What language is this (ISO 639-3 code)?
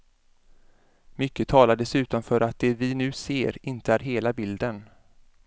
swe